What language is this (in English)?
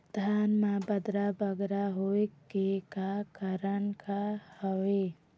Chhattisgarhi